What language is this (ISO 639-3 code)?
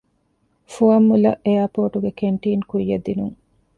div